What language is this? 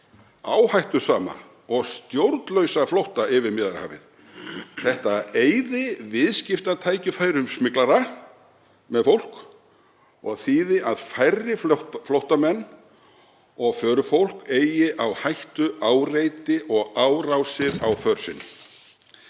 Icelandic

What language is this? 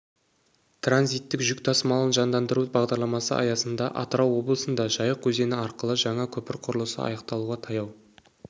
Kazakh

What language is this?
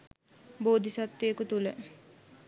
Sinhala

